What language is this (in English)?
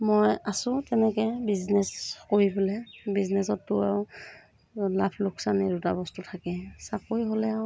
Assamese